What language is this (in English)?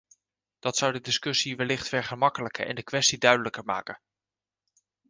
Dutch